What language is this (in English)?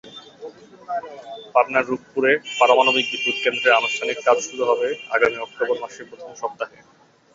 Bangla